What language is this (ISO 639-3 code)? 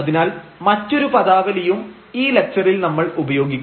mal